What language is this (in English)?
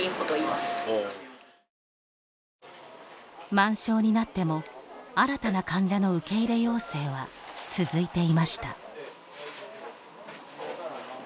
Japanese